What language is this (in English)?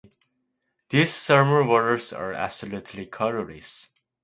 English